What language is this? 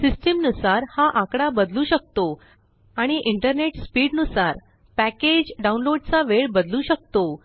Marathi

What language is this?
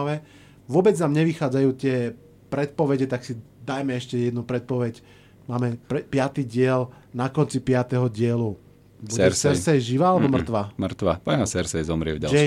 Slovak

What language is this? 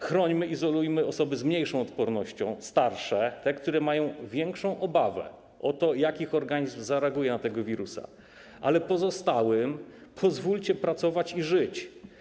Polish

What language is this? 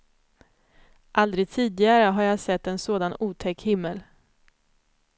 Swedish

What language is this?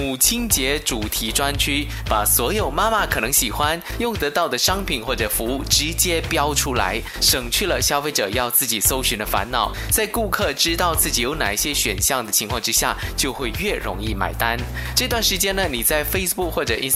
Chinese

